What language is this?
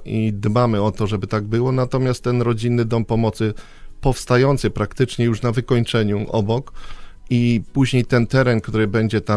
Polish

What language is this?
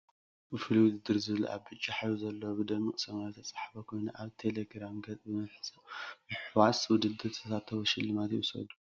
Tigrinya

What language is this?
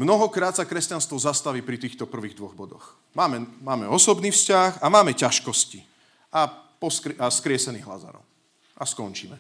Slovak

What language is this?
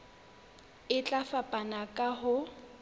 Southern Sotho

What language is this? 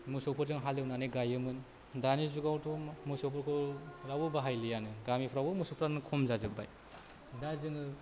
Bodo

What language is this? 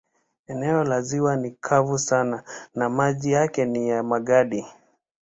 Swahili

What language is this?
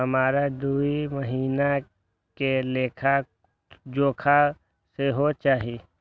Maithili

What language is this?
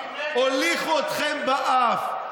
Hebrew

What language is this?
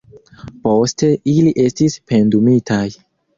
Esperanto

